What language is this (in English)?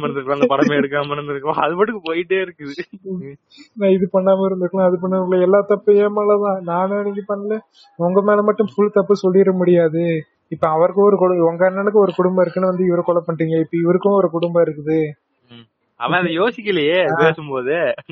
Tamil